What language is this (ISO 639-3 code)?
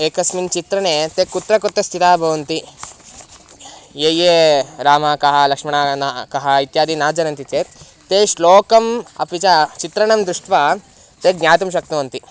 san